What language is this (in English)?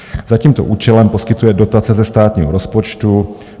Czech